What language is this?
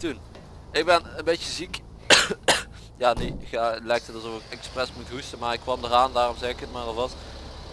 Dutch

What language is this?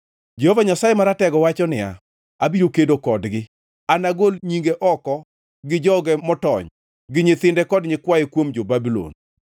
Luo (Kenya and Tanzania)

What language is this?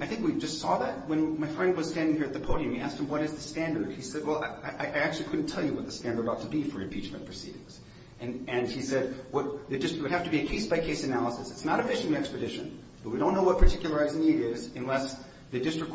English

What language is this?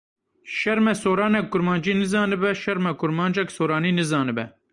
Kurdish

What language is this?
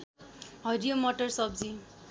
Nepali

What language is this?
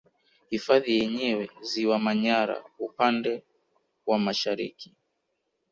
Swahili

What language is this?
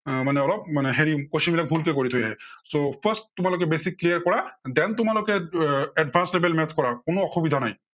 Assamese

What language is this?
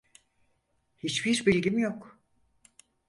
Turkish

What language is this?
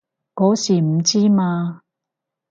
Cantonese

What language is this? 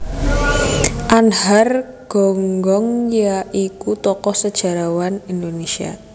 Javanese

